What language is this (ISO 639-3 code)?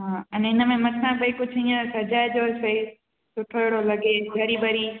snd